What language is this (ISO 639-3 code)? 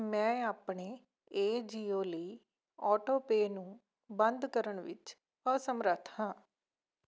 pan